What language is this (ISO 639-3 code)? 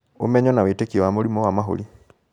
kik